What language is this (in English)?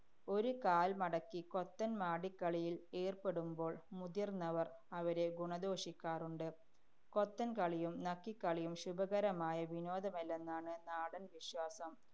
Malayalam